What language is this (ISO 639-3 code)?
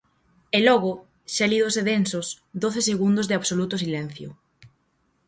glg